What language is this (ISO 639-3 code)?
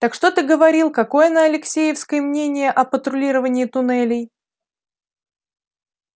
rus